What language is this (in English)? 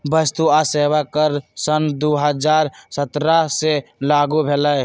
Magahi